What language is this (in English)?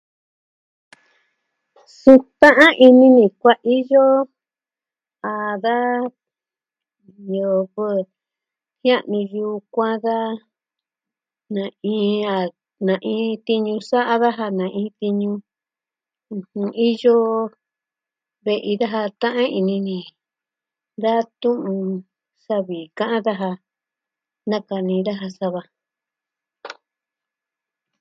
Southwestern Tlaxiaco Mixtec